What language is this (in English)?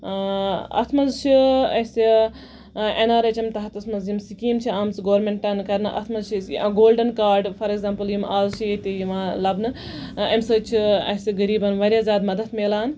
Kashmiri